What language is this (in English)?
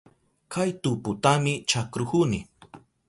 Southern Pastaza Quechua